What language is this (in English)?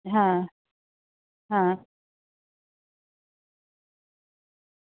Gujarati